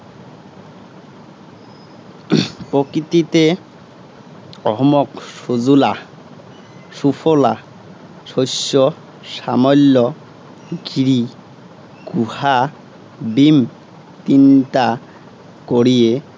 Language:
Assamese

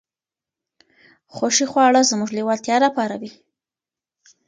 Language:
Pashto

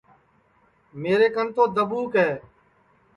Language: Sansi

